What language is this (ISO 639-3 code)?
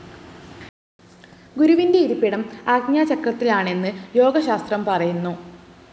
mal